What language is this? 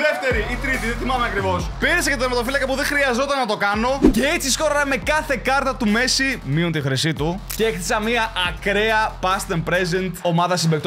Greek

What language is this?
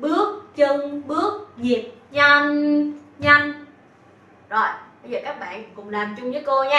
Vietnamese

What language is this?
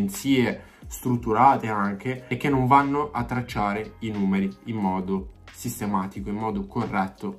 Italian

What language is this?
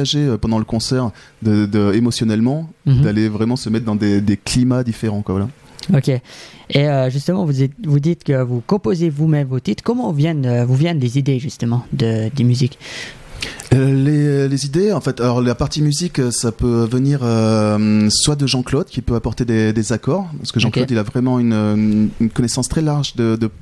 French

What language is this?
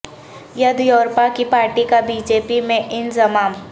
Urdu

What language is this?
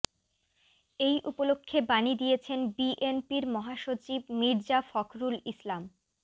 Bangla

